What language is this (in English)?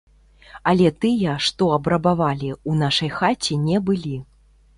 Belarusian